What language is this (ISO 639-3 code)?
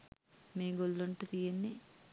sin